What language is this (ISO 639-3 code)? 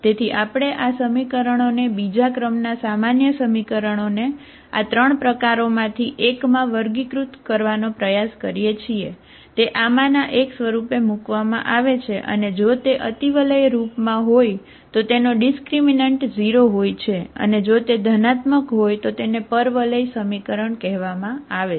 guj